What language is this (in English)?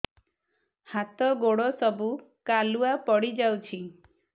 Odia